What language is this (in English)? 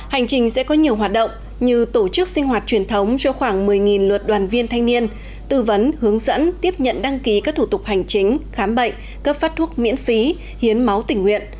Vietnamese